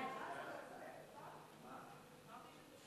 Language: Hebrew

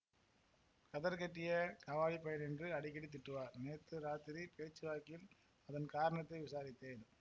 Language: Tamil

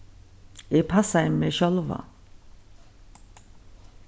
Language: Faroese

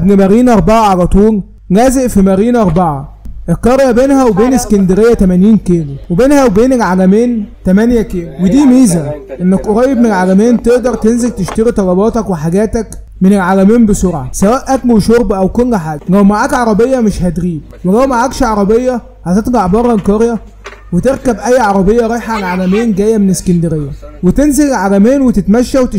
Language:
Arabic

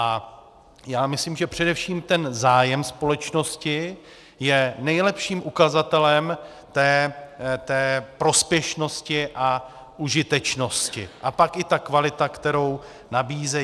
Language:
Czech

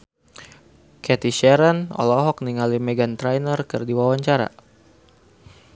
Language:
Sundanese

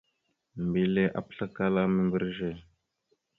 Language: Mada (Cameroon)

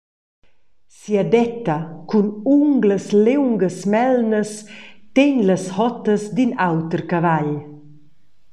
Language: Romansh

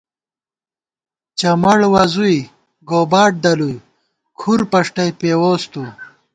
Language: Gawar-Bati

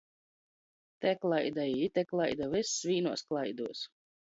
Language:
Latgalian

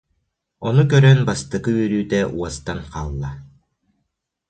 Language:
Yakut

